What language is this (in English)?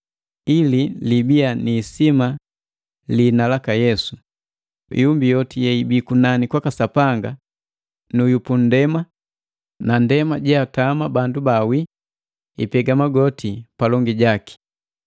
Matengo